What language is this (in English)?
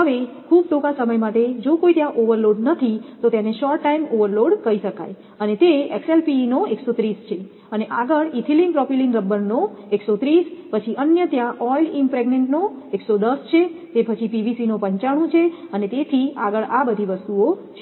Gujarati